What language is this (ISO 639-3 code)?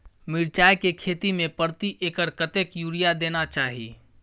mai